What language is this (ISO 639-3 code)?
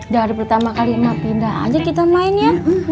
ind